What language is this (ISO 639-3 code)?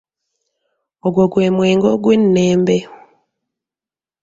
lug